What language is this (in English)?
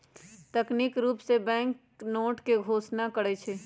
Magahi